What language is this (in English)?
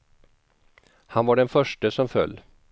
Swedish